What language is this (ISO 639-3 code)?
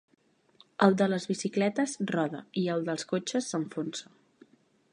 cat